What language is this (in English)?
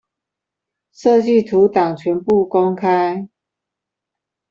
Chinese